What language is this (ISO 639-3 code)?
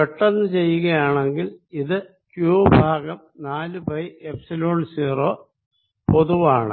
mal